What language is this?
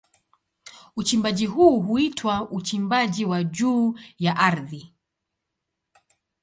Swahili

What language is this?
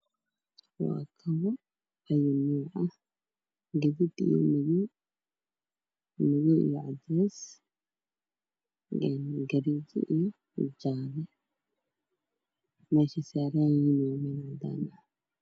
Somali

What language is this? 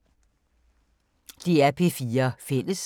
Danish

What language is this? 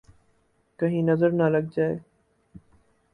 Urdu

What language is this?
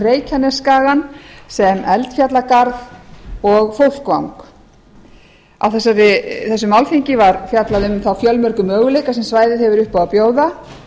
Icelandic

